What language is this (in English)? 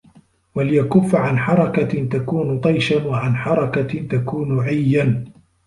Arabic